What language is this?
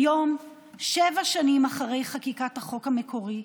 Hebrew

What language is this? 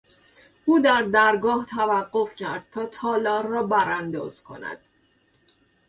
Persian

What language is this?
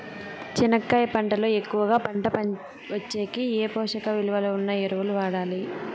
Telugu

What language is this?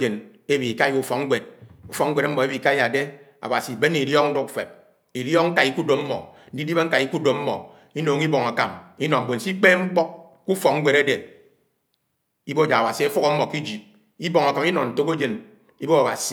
Anaang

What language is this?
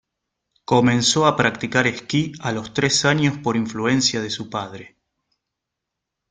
Spanish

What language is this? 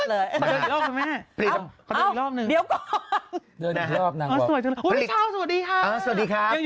Thai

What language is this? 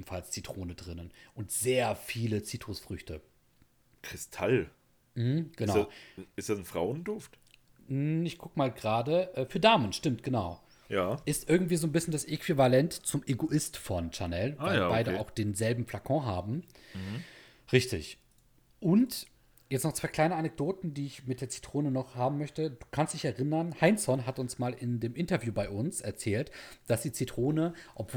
German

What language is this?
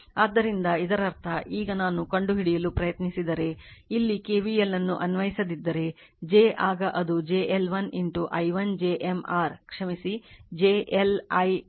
Kannada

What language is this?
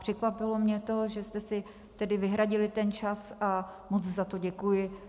Czech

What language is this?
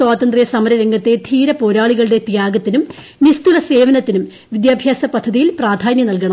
Malayalam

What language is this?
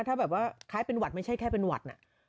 Thai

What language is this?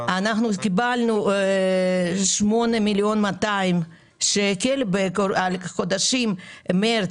Hebrew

